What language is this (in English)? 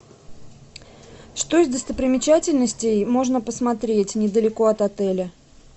Russian